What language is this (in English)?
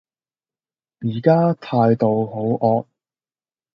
Cantonese